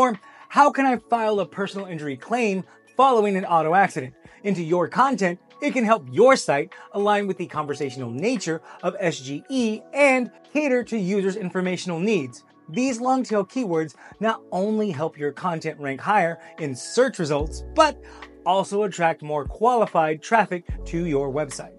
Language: English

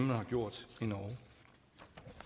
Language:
Danish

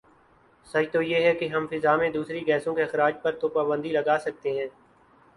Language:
Urdu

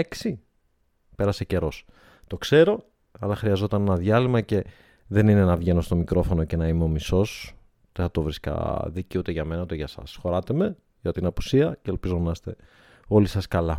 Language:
Greek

